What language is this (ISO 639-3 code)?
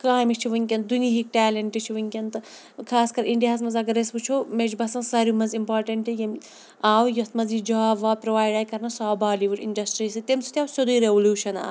kas